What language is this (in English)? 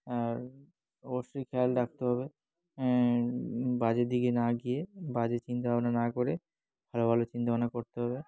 Bangla